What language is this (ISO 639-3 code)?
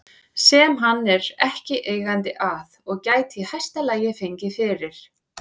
isl